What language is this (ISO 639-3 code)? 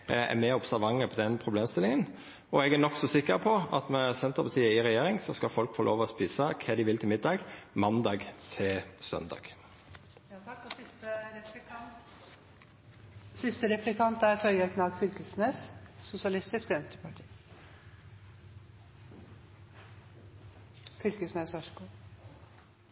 nno